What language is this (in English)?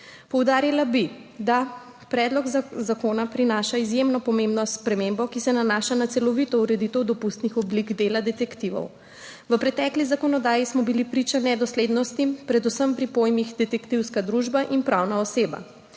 Slovenian